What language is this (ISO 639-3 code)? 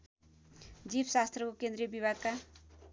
nep